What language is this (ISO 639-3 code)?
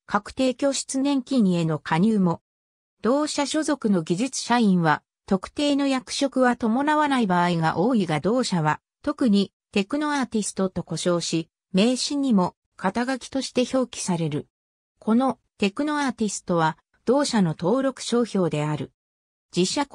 jpn